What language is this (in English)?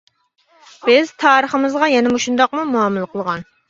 Uyghur